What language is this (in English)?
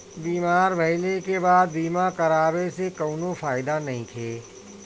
Bhojpuri